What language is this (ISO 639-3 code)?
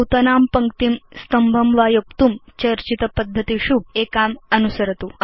san